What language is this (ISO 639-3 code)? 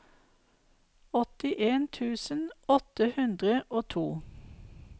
nor